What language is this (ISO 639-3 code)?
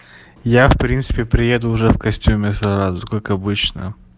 rus